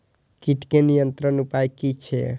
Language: Maithili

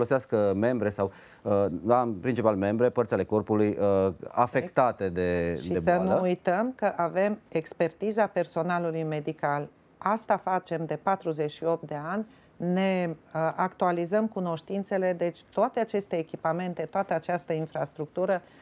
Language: Romanian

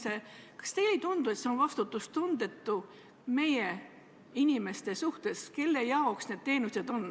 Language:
Estonian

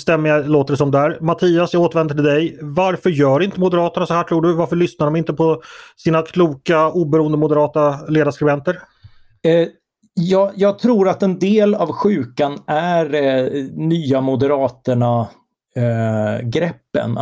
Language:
Swedish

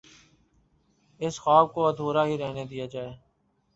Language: Urdu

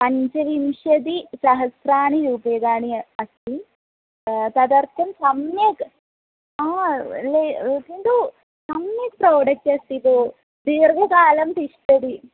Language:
Sanskrit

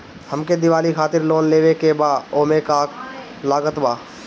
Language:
Bhojpuri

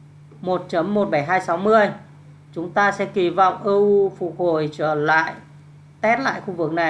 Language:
Vietnamese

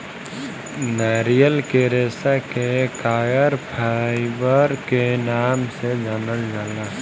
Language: Bhojpuri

